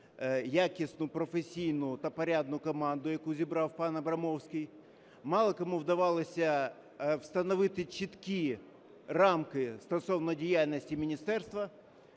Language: Ukrainian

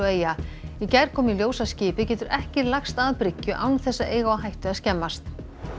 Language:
Icelandic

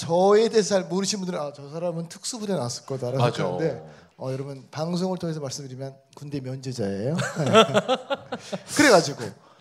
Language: Korean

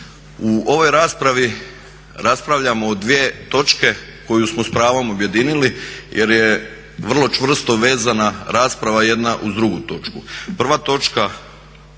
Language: Croatian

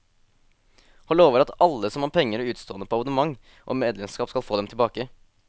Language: Norwegian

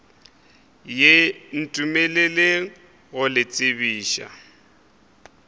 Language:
Northern Sotho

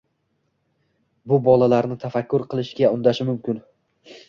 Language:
Uzbek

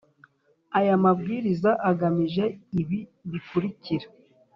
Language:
Kinyarwanda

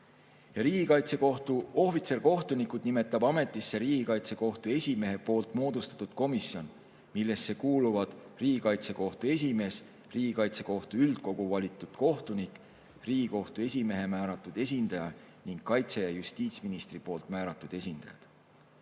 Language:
Estonian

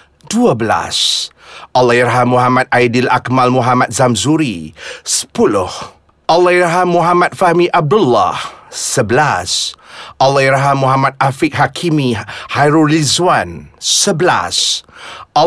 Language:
Malay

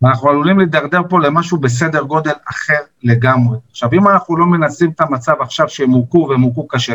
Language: Hebrew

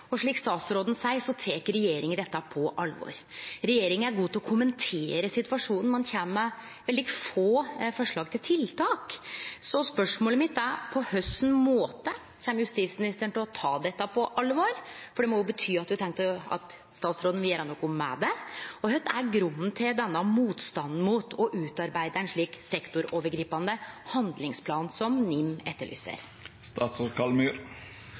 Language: Norwegian Nynorsk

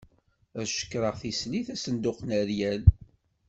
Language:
Kabyle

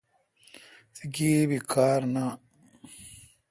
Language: Kalkoti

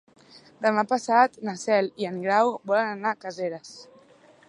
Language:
Catalan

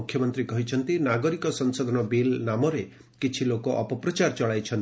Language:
Odia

